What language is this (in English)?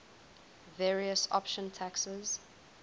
English